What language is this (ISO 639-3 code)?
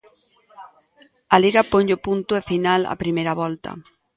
glg